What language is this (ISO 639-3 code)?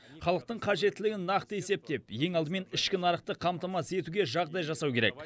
kaz